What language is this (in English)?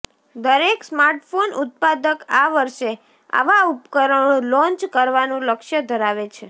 Gujarati